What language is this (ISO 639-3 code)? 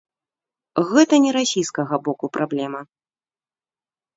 bel